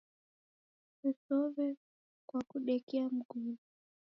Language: Taita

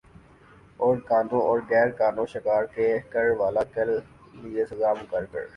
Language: Urdu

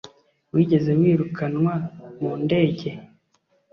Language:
Kinyarwanda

